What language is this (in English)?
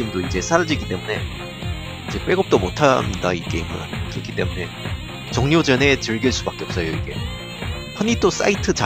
Korean